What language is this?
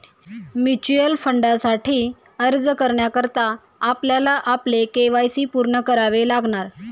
Marathi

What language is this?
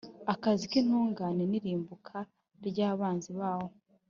Kinyarwanda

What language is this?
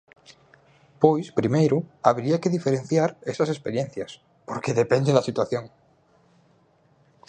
Galician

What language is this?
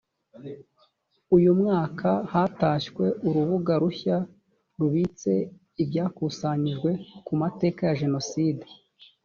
Kinyarwanda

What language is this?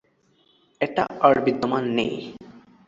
Bangla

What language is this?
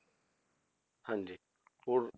Punjabi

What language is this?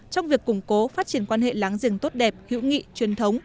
Vietnamese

